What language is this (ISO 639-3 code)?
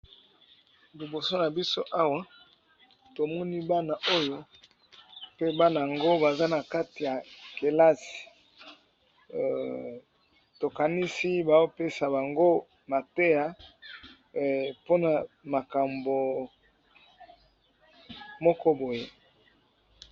lin